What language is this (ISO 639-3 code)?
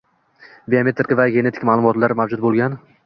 uzb